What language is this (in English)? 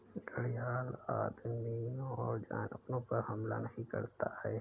Hindi